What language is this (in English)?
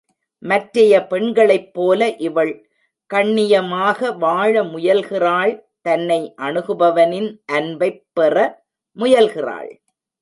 Tamil